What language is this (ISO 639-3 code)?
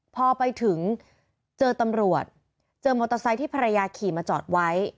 tha